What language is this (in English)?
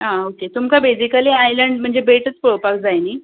Konkani